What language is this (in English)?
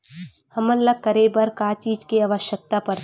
Chhattisgarhi